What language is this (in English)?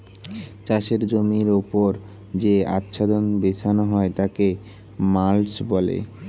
Bangla